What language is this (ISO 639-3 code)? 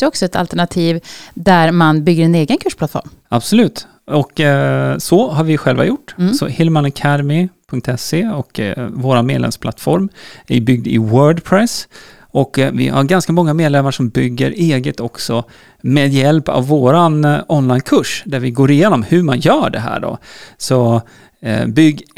swe